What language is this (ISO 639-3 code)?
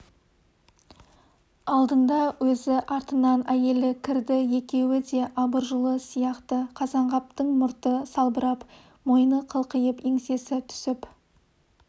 kaz